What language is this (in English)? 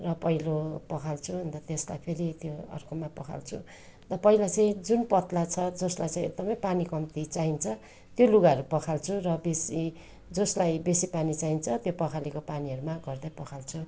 Nepali